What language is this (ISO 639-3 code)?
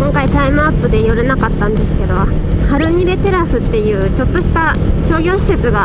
jpn